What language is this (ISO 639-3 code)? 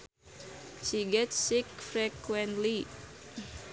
sun